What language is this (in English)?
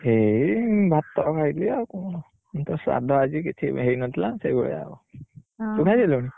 Odia